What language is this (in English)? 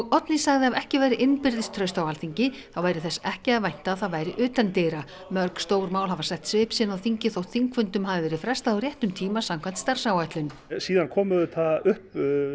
Icelandic